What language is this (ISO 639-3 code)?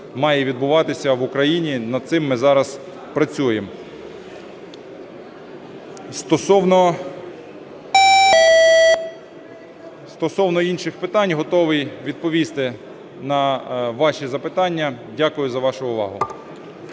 ukr